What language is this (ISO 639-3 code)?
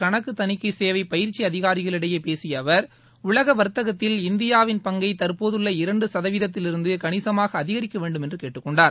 tam